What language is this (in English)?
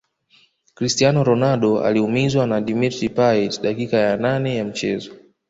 Swahili